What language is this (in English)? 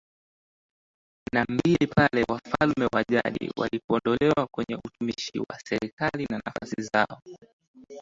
Swahili